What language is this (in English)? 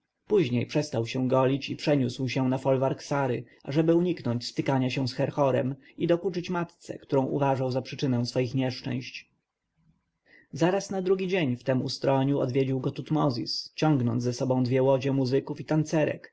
Polish